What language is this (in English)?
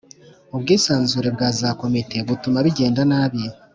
Kinyarwanda